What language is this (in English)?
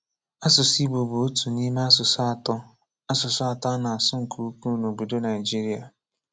Igbo